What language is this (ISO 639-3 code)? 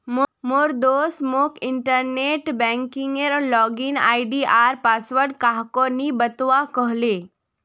mag